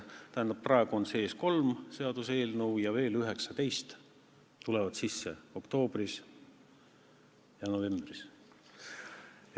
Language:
Estonian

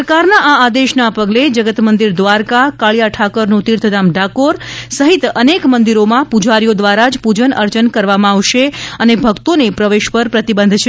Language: Gujarati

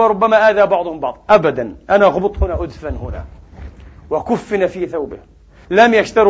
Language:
Arabic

